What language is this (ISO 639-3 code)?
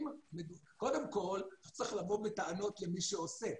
heb